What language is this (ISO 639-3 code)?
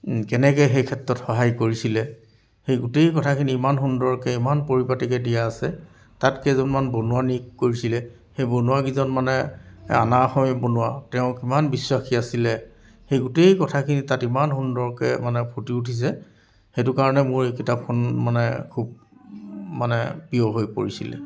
asm